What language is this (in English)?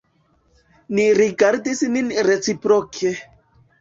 Esperanto